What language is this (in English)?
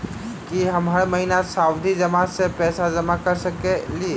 Maithili